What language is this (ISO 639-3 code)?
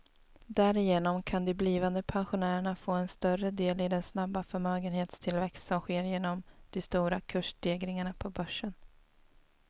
swe